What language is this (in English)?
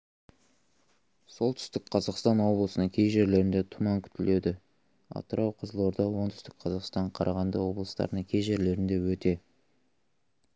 Kazakh